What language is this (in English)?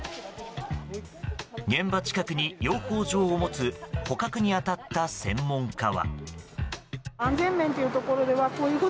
Japanese